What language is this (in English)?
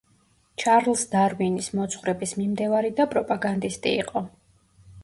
Georgian